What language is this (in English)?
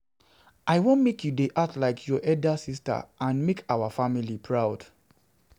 Nigerian Pidgin